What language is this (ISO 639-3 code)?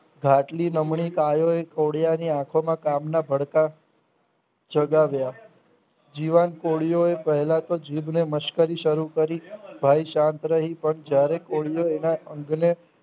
guj